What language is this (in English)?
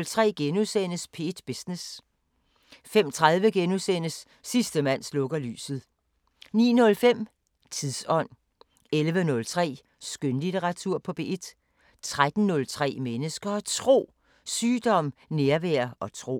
Danish